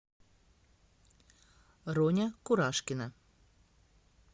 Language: Russian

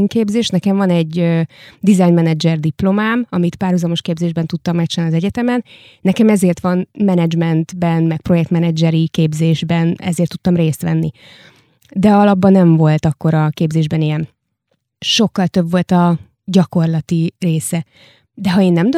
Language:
Hungarian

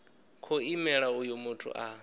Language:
Venda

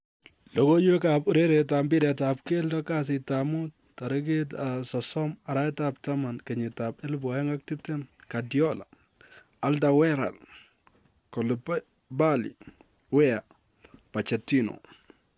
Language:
Kalenjin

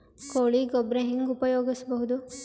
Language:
Kannada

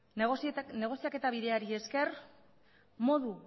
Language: Basque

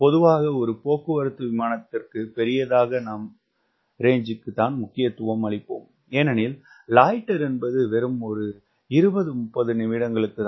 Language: Tamil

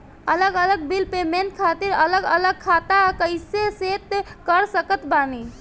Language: Bhojpuri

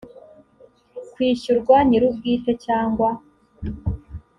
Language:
Kinyarwanda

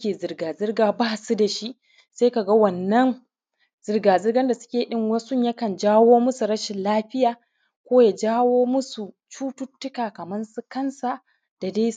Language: Hausa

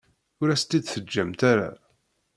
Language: Kabyle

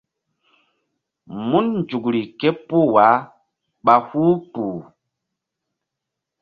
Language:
Mbum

